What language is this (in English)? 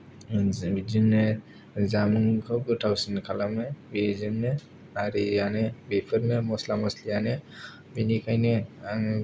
Bodo